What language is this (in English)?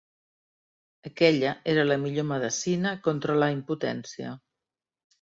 Catalan